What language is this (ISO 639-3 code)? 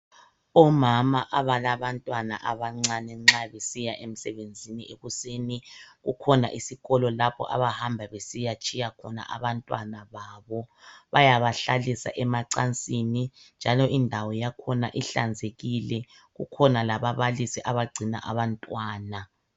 nde